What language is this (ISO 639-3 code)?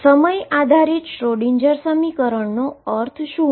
guj